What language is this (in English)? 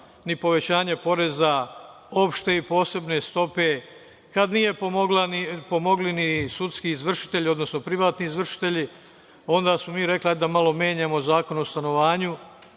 Serbian